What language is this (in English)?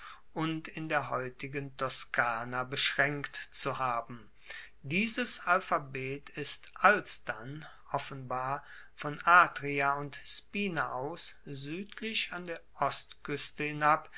German